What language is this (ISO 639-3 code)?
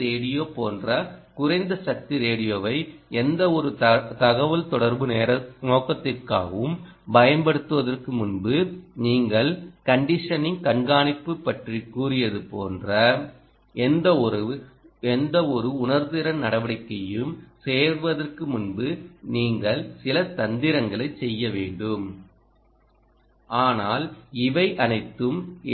tam